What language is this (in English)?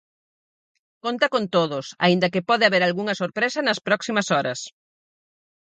Galician